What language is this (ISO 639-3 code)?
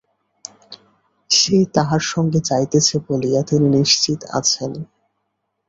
ben